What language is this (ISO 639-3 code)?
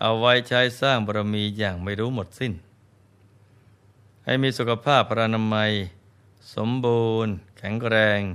tha